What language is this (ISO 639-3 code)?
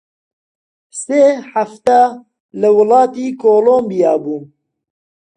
ckb